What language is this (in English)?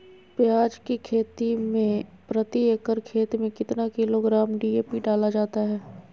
Magahi